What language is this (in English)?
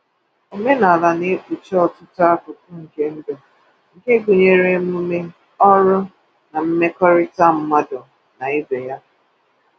Igbo